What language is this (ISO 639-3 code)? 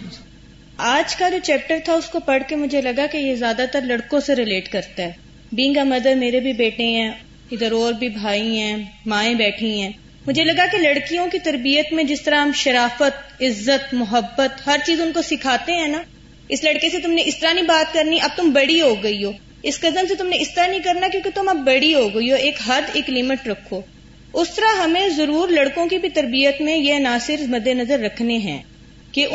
urd